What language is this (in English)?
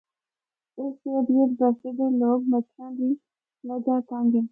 Northern Hindko